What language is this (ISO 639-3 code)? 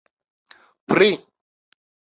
epo